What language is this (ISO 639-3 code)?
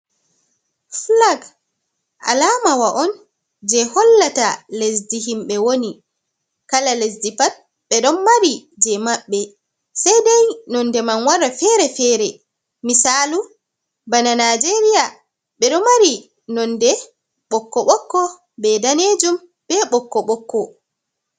ful